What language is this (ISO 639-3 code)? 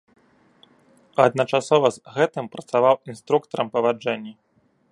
bel